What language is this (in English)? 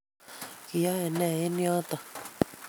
Kalenjin